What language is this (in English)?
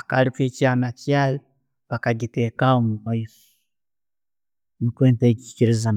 Tooro